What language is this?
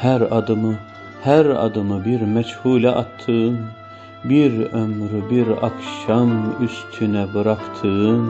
Turkish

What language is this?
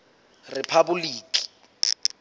Southern Sotho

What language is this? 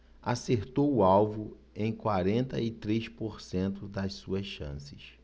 Portuguese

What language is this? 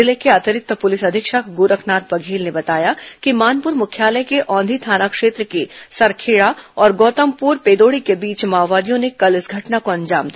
Hindi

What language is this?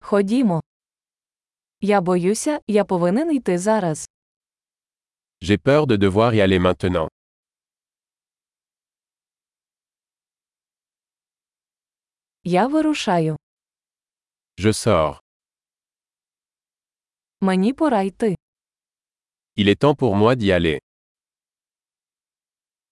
Ukrainian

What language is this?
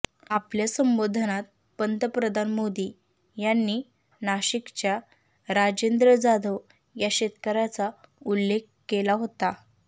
Marathi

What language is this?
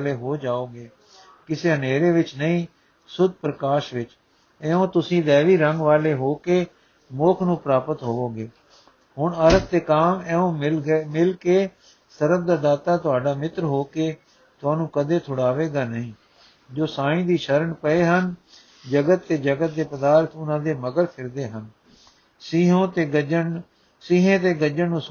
Punjabi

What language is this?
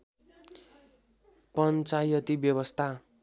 Nepali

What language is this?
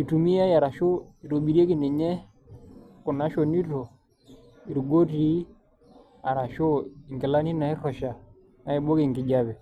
Masai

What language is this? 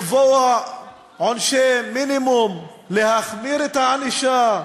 Hebrew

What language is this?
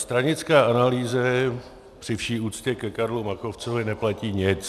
Czech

